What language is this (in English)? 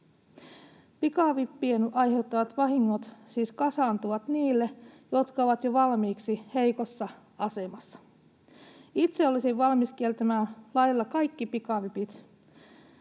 Finnish